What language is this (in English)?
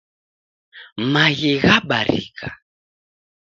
Taita